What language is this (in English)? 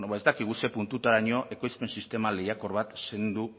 Basque